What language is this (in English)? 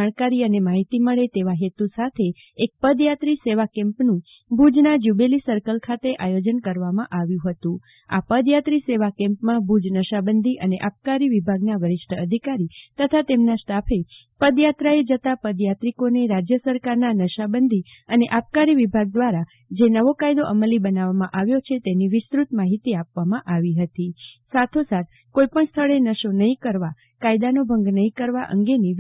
Gujarati